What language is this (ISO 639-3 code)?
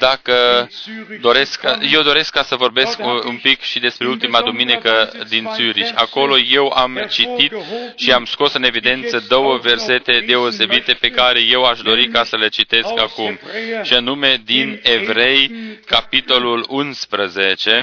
ron